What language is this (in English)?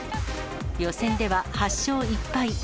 Japanese